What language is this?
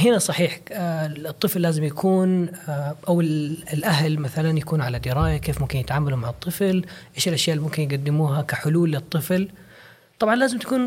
Arabic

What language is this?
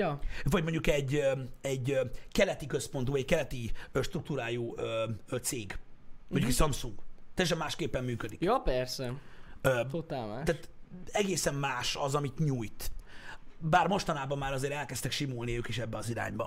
Hungarian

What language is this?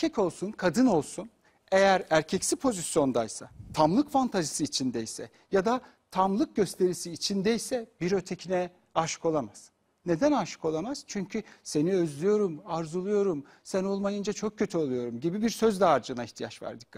Turkish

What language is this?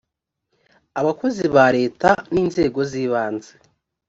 Kinyarwanda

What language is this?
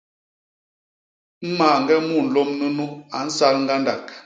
Basaa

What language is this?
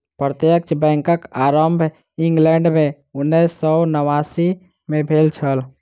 Maithili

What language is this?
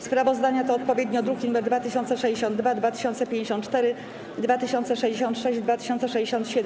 Polish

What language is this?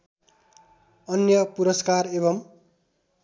Nepali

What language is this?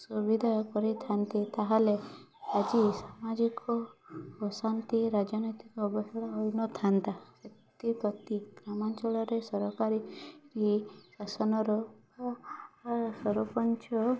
Odia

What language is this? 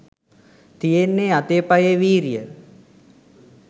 Sinhala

